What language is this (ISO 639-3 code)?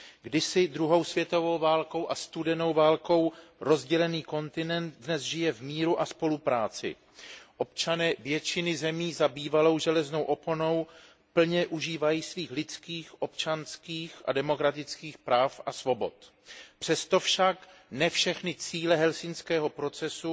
ces